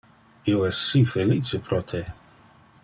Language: Interlingua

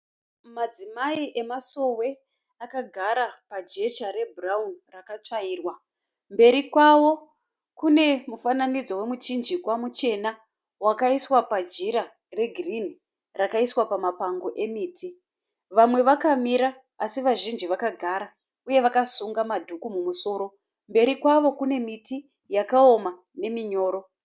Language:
Shona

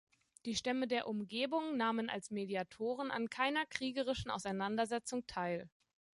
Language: German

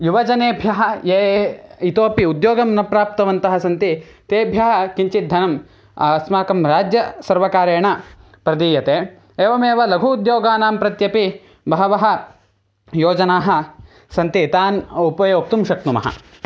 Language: Sanskrit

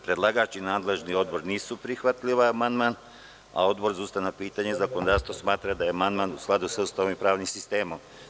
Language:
Serbian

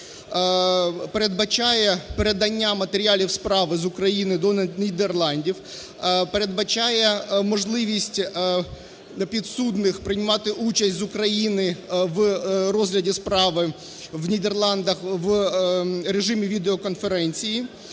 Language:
Ukrainian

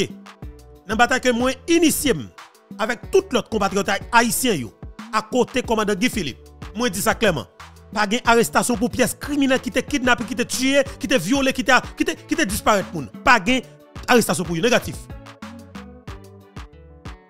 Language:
French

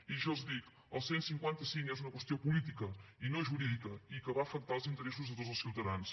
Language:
Catalan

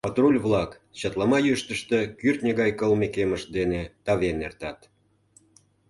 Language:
Mari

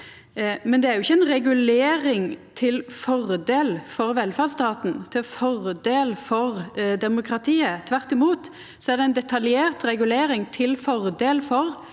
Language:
Norwegian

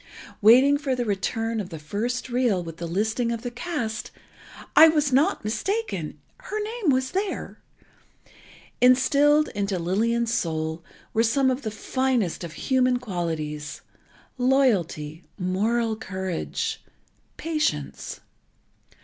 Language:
English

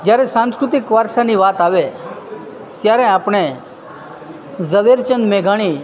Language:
Gujarati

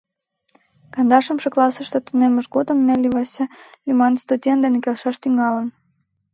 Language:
Mari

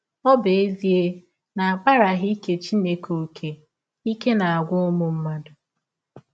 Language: Igbo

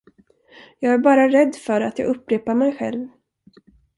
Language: Swedish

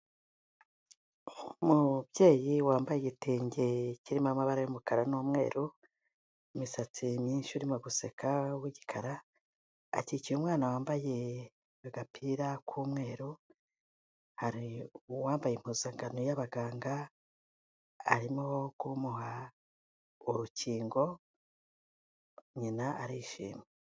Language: Kinyarwanda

